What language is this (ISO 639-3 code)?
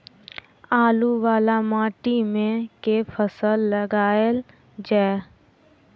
mai